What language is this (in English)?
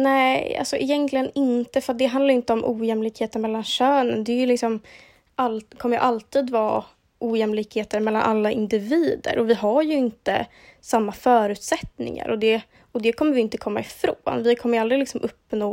Swedish